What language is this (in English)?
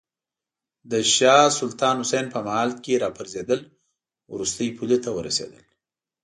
Pashto